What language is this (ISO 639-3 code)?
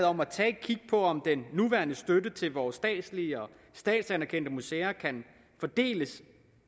dan